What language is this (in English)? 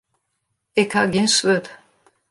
Western Frisian